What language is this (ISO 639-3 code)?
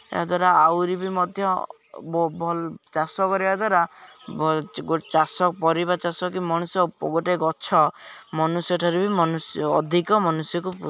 ori